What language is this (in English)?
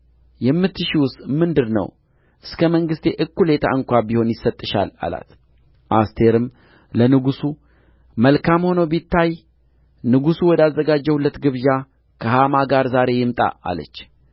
Amharic